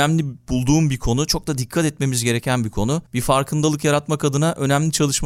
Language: Turkish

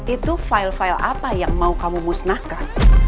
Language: Indonesian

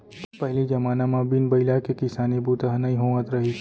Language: Chhattisgarhi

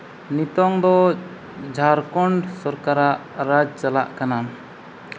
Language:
Santali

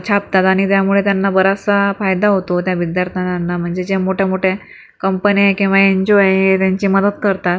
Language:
Marathi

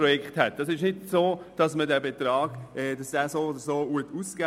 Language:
Swiss German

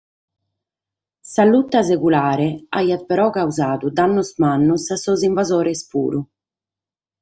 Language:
Sardinian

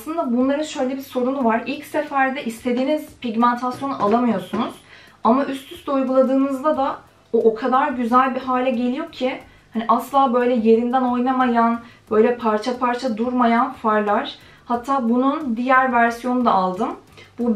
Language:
Turkish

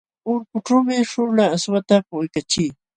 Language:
Jauja Wanca Quechua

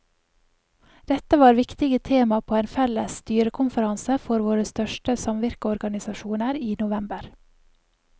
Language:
Norwegian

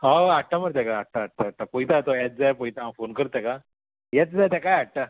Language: Konkani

